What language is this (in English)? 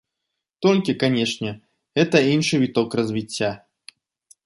Belarusian